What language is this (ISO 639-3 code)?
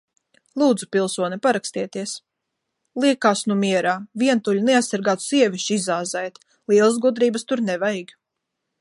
lav